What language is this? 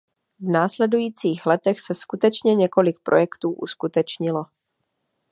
Czech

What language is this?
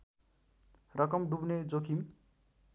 Nepali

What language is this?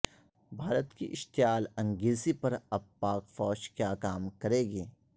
Urdu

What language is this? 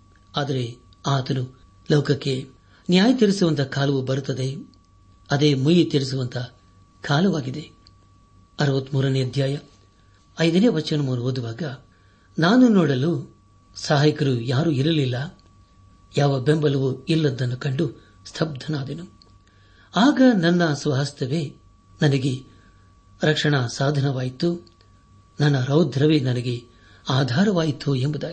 Kannada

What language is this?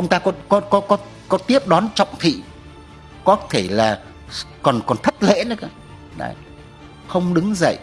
Vietnamese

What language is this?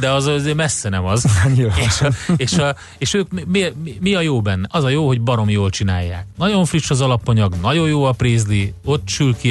Hungarian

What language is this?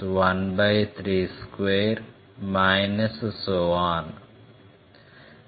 Telugu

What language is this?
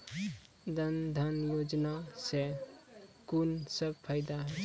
Maithili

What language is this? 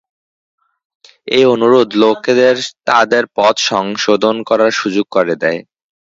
Bangla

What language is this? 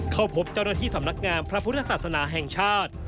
Thai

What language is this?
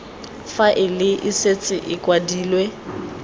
Tswana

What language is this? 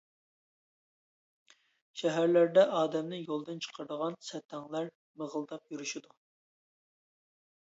Uyghur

